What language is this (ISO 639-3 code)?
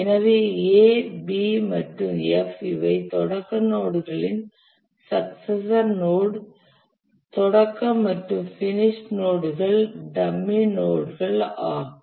tam